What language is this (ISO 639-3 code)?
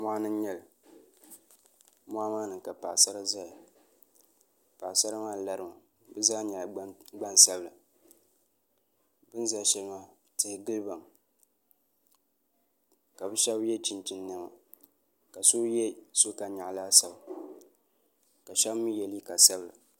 dag